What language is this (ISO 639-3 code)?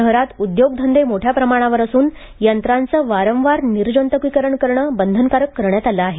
mar